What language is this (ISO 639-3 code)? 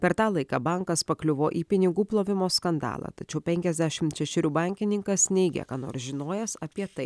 lit